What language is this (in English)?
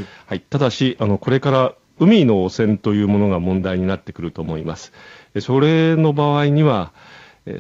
Japanese